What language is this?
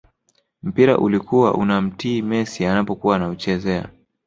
Swahili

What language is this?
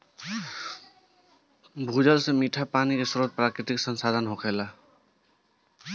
Bhojpuri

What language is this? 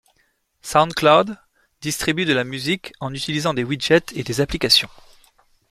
French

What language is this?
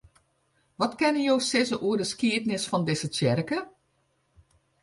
Western Frisian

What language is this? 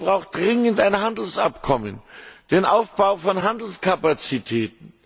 German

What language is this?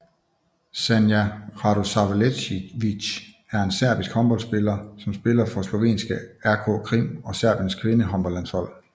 Danish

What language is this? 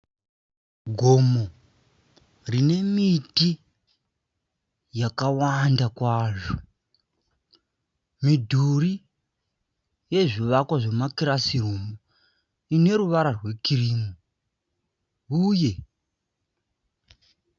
Shona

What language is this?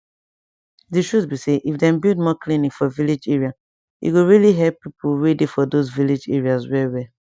Nigerian Pidgin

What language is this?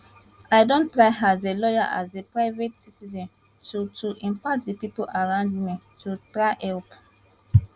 Nigerian Pidgin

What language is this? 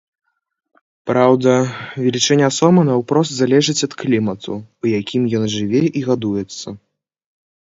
Belarusian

